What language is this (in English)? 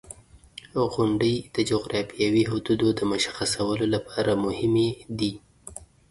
Pashto